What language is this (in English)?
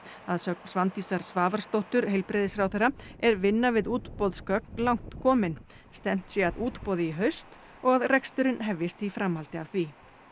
Icelandic